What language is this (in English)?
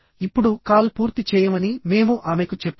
Telugu